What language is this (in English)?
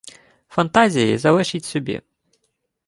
Ukrainian